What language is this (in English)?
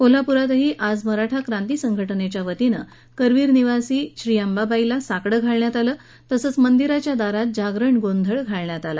Marathi